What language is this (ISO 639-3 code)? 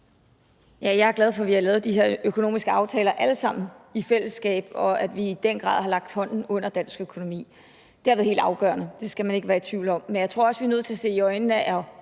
dan